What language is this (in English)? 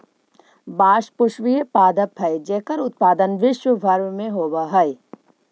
Magahi